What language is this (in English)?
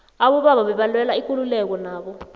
South Ndebele